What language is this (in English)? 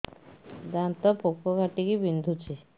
Odia